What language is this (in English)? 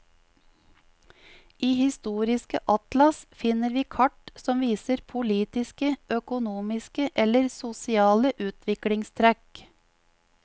Norwegian